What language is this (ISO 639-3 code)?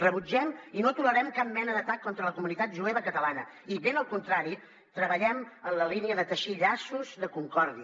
cat